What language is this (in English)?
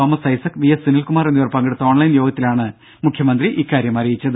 Malayalam